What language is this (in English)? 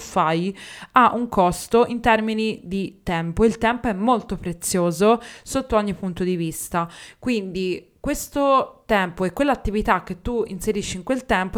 Italian